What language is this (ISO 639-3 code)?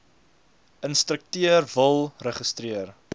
afr